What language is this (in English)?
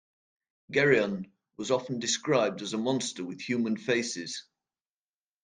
English